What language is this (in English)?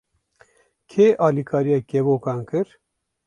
Kurdish